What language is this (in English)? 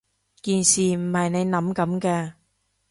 Cantonese